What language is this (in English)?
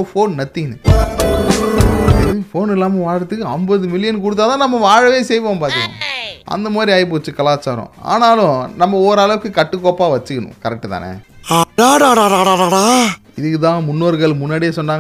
Tamil